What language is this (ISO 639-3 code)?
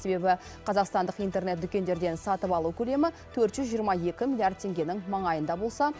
kaz